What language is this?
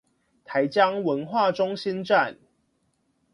Chinese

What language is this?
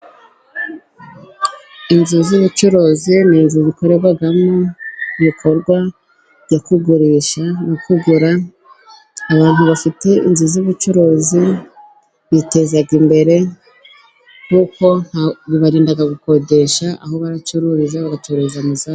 Kinyarwanda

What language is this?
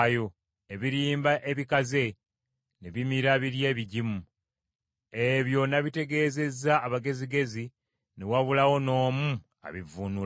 Ganda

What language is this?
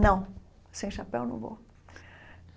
Portuguese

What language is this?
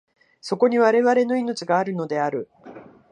Japanese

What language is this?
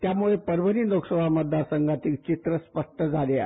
Marathi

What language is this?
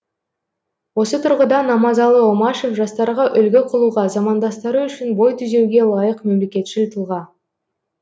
Kazakh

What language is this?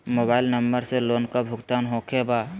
Magahi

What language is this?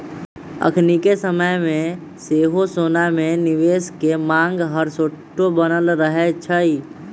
Magahi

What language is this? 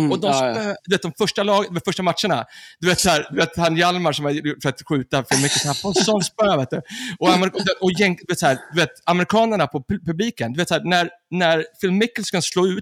Swedish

